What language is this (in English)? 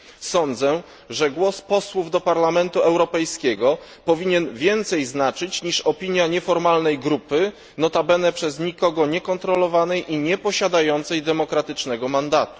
Polish